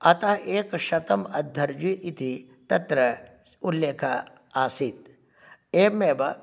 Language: Sanskrit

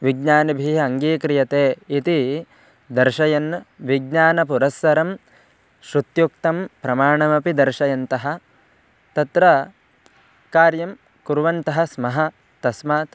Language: Sanskrit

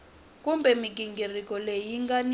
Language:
Tsonga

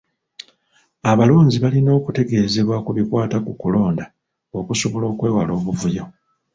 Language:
Ganda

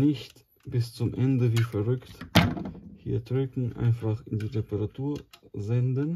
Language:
German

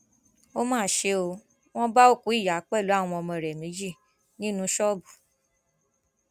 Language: Yoruba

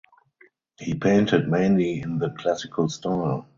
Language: English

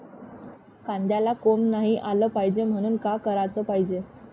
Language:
Marathi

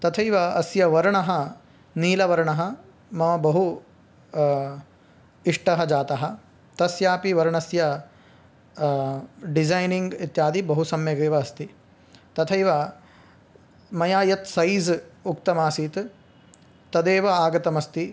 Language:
Sanskrit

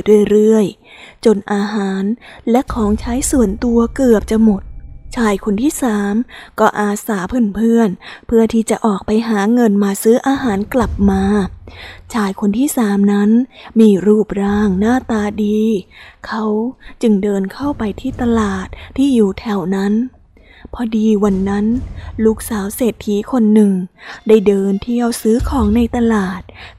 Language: Thai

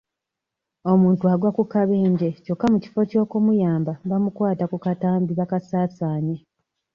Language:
Ganda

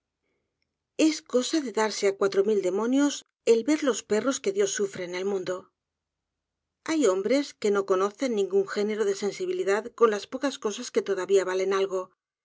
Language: Spanish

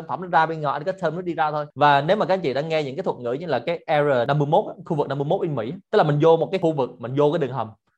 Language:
Vietnamese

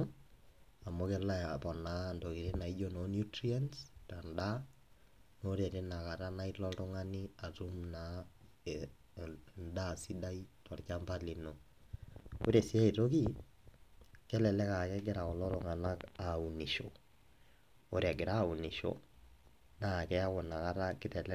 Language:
Masai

